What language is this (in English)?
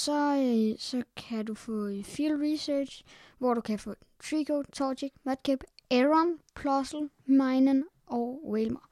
Danish